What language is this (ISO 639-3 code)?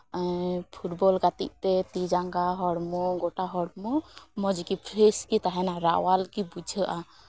sat